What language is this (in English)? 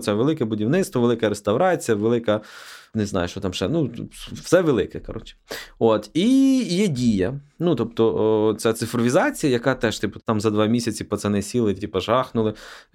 Ukrainian